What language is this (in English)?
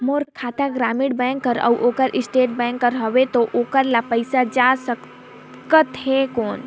Chhattisgarhi